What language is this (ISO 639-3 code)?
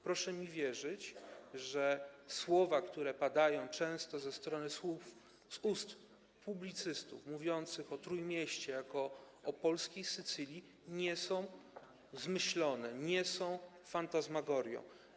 pol